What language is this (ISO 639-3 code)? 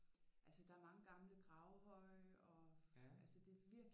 dan